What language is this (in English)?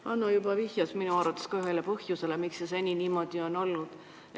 Estonian